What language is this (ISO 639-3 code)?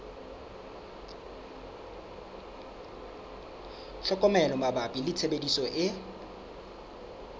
sot